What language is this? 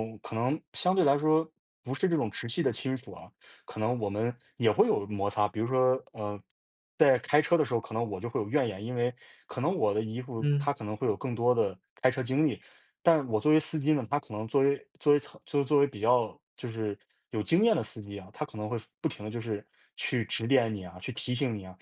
Chinese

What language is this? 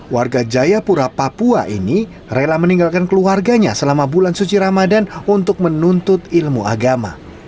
Indonesian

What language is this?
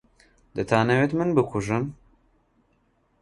Central Kurdish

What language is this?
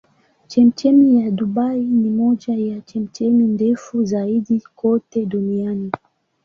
Swahili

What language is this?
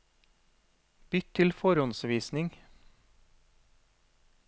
Norwegian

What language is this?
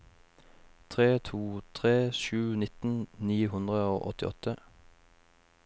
Norwegian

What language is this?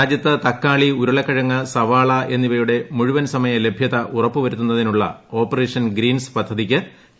Malayalam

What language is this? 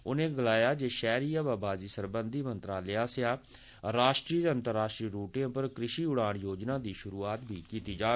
Dogri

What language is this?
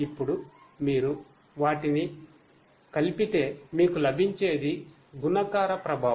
Telugu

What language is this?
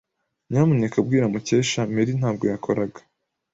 Kinyarwanda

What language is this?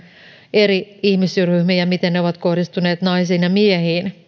Finnish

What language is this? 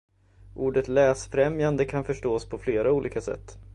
Swedish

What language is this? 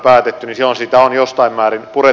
Finnish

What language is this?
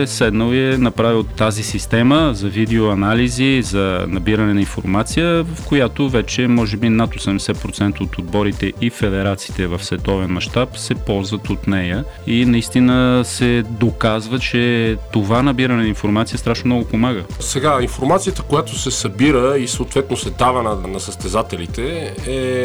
Bulgarian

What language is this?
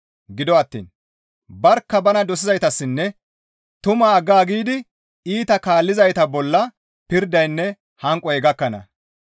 Gamo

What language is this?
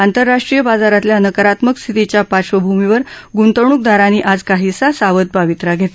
Marathi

